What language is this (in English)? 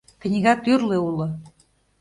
Mari